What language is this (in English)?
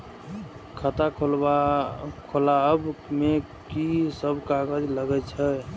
Maithili